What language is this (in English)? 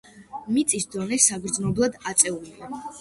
Georgian